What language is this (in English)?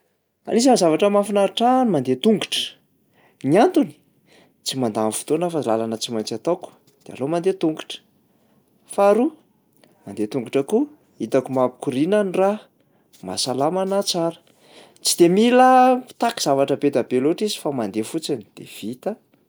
Malagasy